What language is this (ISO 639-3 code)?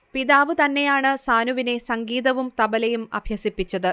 mal